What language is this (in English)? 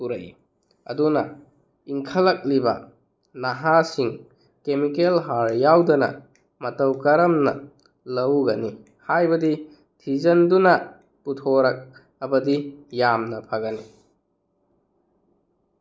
Manipuri